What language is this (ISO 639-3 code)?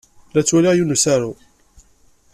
kab